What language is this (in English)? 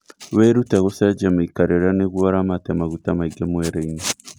Kikuyu